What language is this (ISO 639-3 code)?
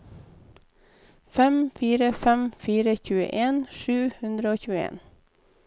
nor